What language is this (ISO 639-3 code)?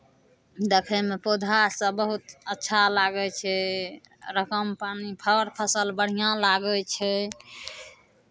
mai